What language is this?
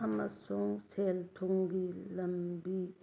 Manipuri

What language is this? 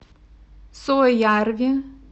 Russian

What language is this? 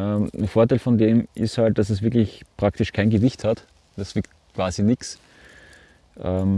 German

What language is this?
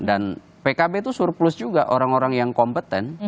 Indonesian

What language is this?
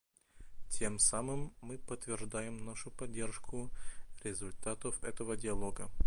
Russian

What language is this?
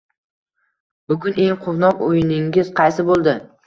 Uzbek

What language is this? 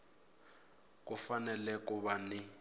Tsonga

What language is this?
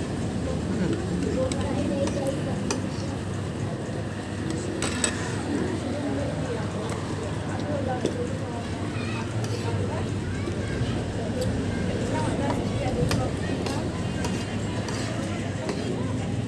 Indonesian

